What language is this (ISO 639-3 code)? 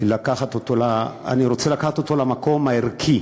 heb